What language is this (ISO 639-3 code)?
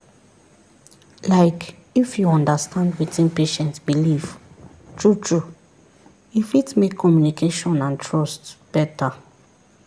pcm